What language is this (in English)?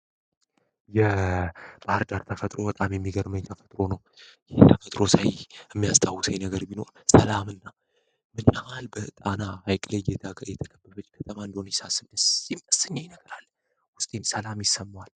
Amharic